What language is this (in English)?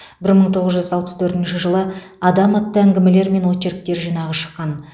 Kazakh